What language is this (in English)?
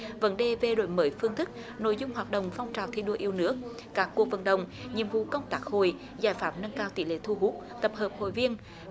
Vietnamese